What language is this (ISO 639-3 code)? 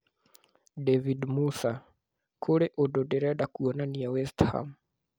kik